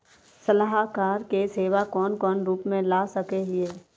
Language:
Magahi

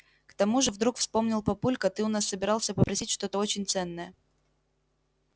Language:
Russian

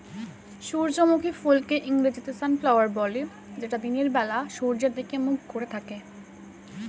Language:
Bangla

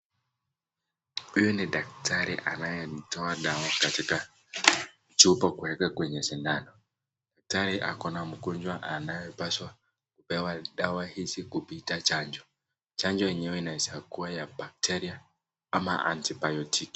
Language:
Swahili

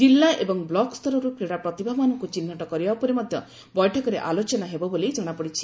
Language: Odia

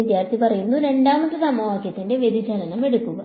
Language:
Malayalam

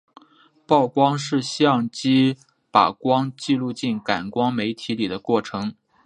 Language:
Chinese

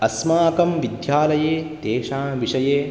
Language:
Sanskrit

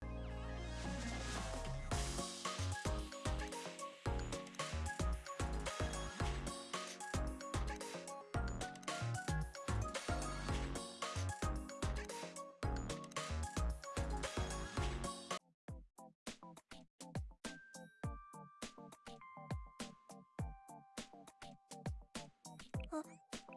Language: Japanese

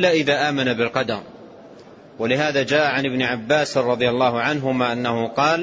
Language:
Arabic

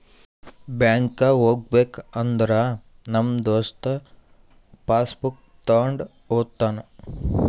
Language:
Kannada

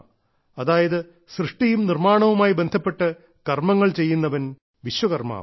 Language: Malayalam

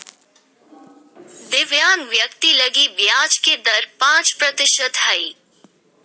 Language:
Magahi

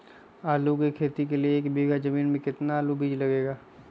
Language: Magahi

